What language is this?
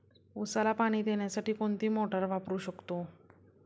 Marathi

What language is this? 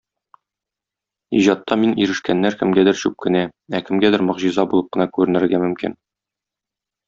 Tatar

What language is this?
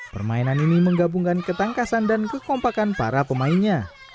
Indonesian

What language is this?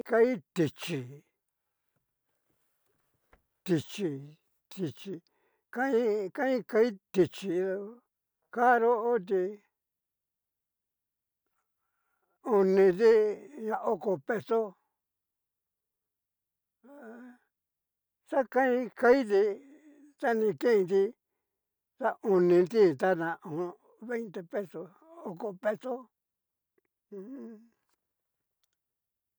Cacaloxtepec Mixtec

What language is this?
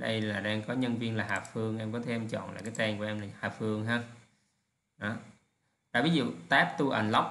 Vietnamese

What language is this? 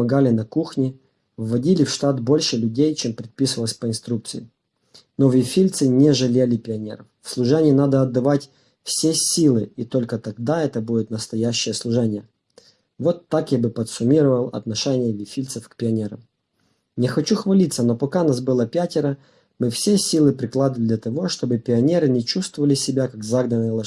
Russian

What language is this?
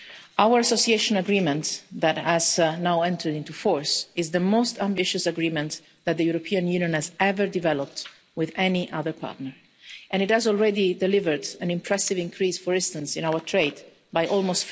English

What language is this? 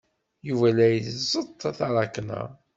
Kabyle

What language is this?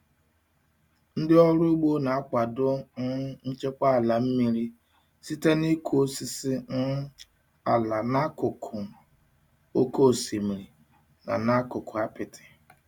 Igbo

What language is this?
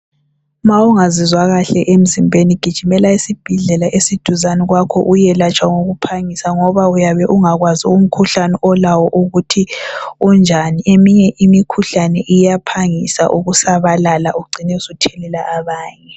North Ndebele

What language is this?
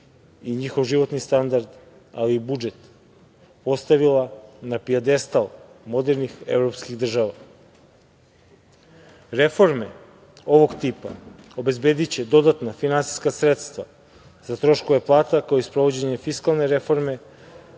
Serbian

